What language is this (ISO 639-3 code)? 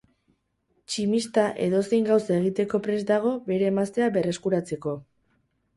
eus